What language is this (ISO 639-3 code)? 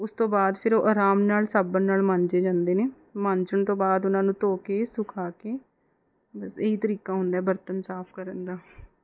pan